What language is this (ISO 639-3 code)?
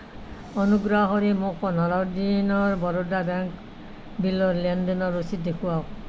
asm